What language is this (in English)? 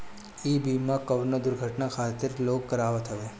Bhojpuri